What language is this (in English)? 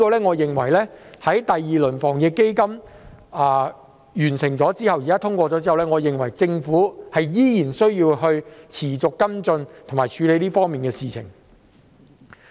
Cantonese